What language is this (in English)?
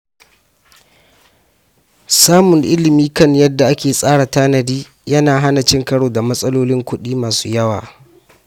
Hausa